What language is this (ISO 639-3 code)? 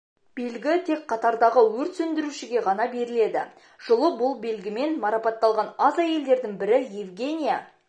kaz